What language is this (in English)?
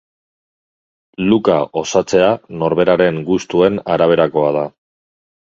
Basque